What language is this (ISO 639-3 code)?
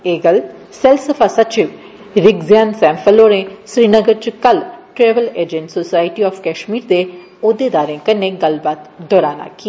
doi